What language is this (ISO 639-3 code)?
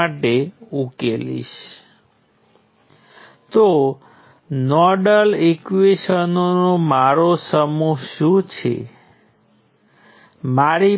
guj